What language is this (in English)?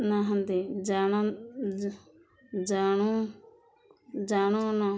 Odia